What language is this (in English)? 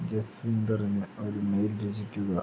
Malayalam